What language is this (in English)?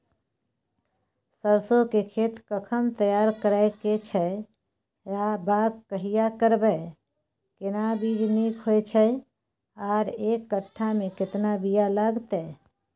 Maithili